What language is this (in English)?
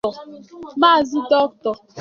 Igbo